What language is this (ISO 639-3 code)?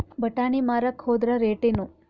kan